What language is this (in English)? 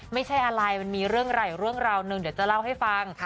Thai